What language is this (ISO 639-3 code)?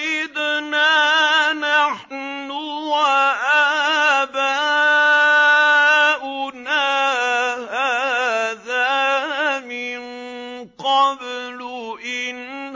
ara